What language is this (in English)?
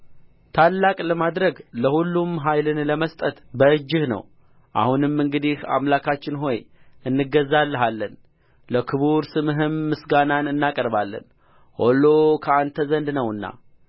Amharic